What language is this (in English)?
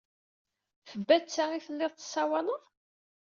Kabyle